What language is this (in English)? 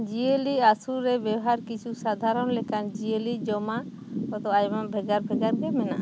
Santali